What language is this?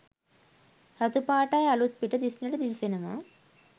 Sinhala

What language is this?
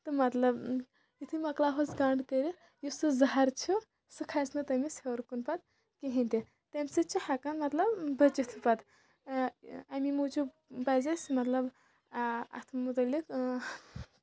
Kashmiri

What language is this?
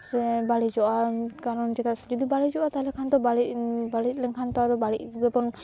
Santali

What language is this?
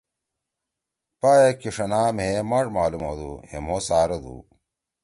Torwali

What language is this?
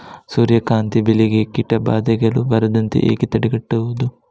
Kannada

